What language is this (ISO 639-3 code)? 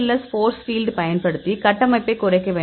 tam